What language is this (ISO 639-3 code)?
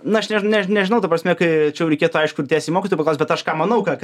lit